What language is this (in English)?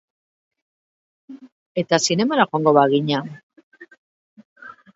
Basque